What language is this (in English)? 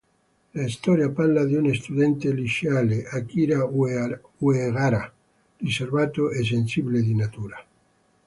Italian